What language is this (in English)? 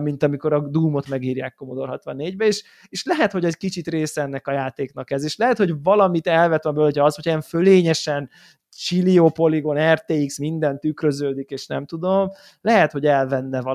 Hungarian